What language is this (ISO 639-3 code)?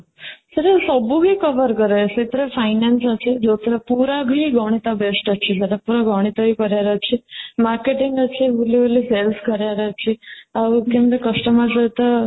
ori